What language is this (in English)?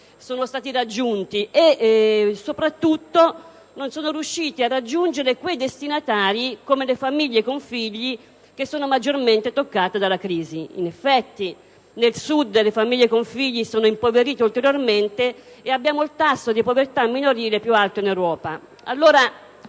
Italian